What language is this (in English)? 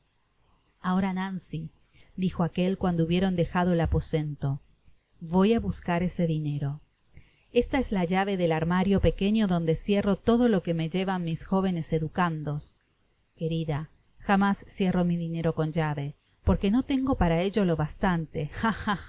Spanish